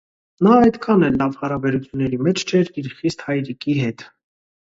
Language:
Armenian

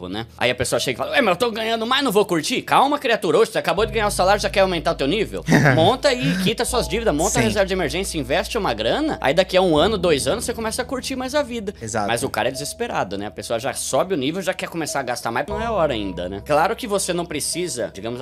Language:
Portuguese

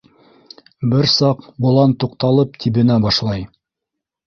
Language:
Bashkir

